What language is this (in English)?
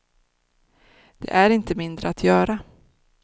Swedish